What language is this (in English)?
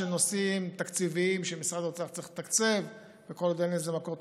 Hebrew